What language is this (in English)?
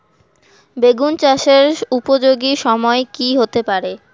Bangla